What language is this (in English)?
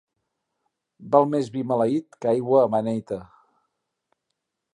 Catalan